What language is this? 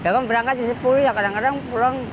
Indonesian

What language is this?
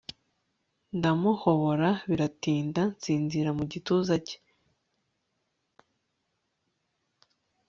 Kinyarwanda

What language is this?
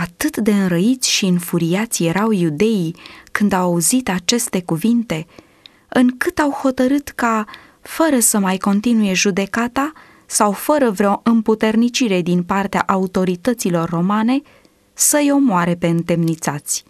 Romanian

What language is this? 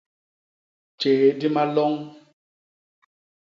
Basaa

